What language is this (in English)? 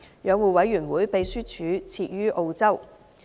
Cantonese